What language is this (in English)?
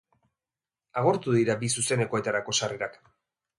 Basque